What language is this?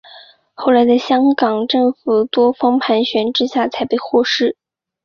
Chinese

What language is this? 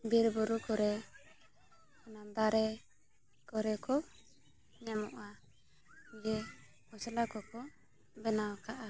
Santali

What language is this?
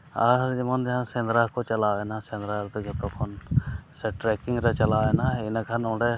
Santali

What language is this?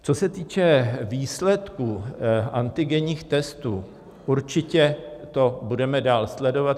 Czech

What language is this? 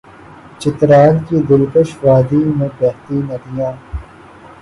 Urdu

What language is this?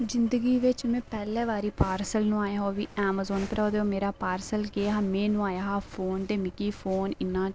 Dogri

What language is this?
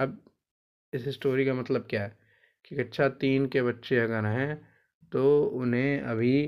Hindi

